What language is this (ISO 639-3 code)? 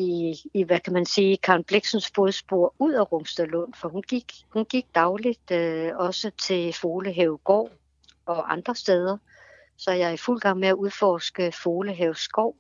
dan